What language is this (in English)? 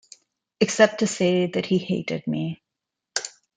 English